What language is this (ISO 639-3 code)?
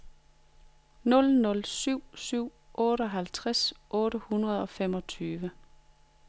dan